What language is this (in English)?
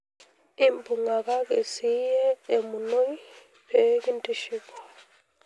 Masai